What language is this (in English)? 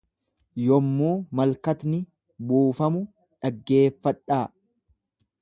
Oromo